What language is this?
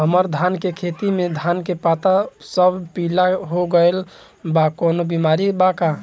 Bhojpuri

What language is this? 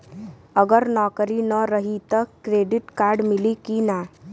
Bhojpuri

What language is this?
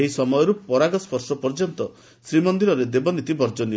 Odia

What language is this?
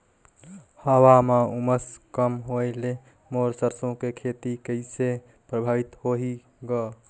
Chhattisgarhi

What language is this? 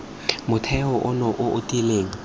Tswana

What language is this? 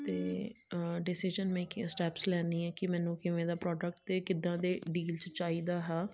Punjabi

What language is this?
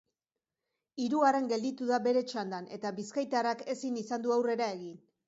Basque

